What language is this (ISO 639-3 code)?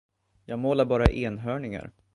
swe